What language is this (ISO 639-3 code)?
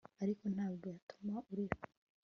kin